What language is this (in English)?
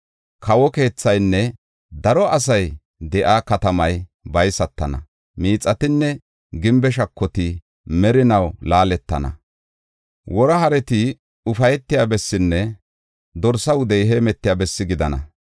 Gofa